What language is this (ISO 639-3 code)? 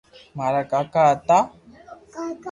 lrk